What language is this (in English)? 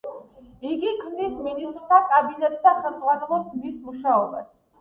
Georgian